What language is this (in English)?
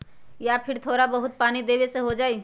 Magahi